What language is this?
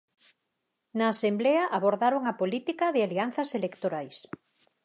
Galician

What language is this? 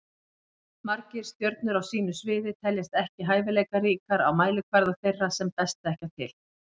Icelandic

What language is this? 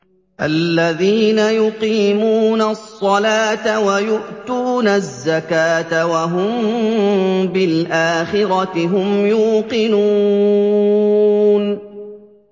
Arabic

